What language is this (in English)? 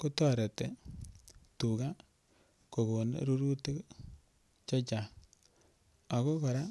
Kalenjin